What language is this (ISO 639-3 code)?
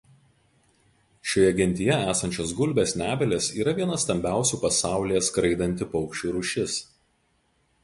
lit